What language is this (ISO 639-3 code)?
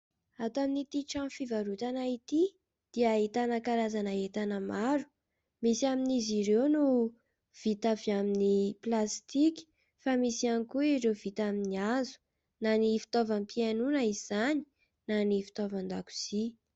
mlg